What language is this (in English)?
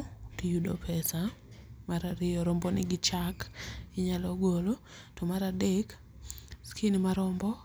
Luo (Kenya and Tanzania)